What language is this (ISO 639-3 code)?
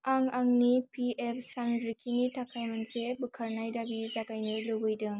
brx